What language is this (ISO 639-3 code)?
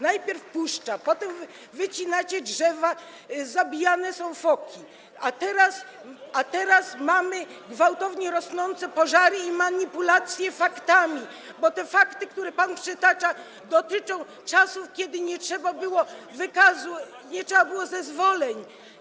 pol